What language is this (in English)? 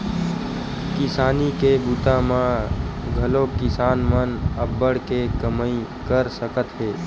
Chhattisgarhi